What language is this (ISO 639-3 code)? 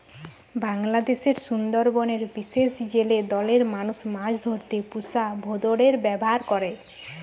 ben